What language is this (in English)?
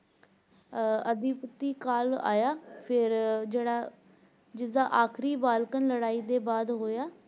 Punjabi